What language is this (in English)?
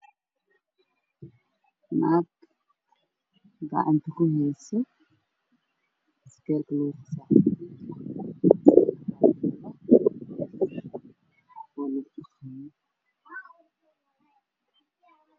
Somali